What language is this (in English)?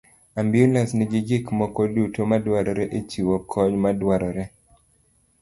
Luo (Kenya and Tanzania)